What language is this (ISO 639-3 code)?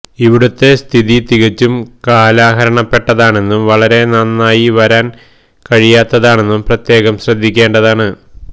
mal